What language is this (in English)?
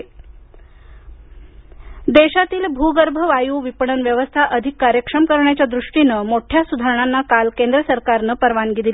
Marathi